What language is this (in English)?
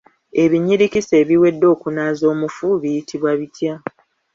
Ganda